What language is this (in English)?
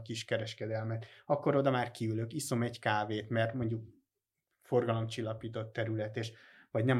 Hungarian